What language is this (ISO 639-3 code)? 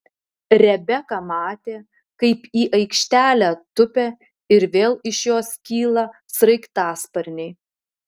lit